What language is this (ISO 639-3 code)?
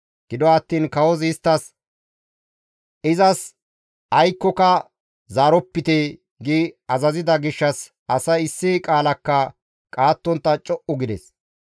gmv